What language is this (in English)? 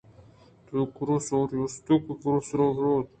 Eastern Balochi